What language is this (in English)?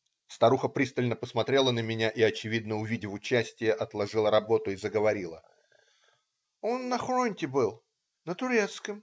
Russian